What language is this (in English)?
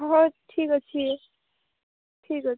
Odia